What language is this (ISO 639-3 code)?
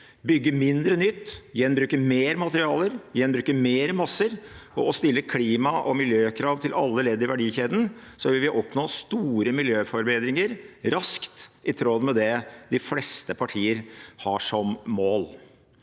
nor